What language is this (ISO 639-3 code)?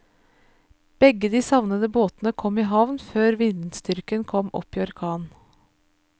nor